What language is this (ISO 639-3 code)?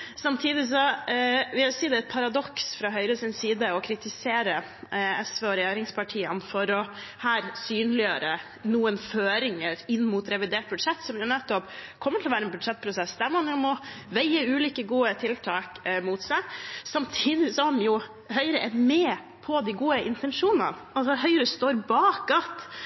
nob